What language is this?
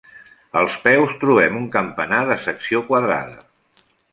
Catalan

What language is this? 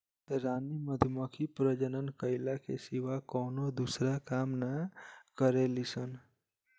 Bhojpuri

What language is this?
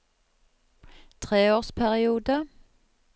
Norwegian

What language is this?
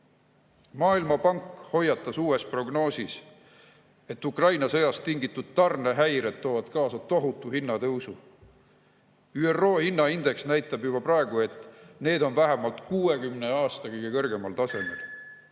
Estonian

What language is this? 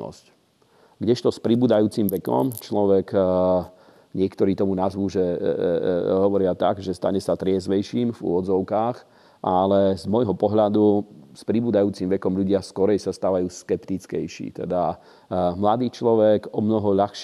Slovak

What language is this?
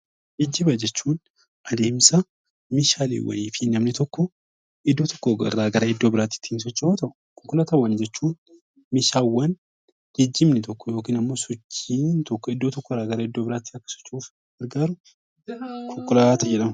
Oromo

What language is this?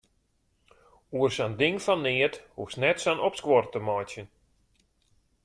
Western Frisian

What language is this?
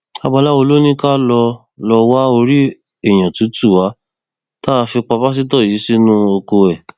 Yoruba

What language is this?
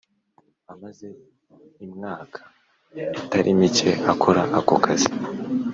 Kinyarwanda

